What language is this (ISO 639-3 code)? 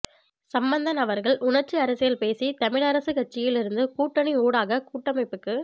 tam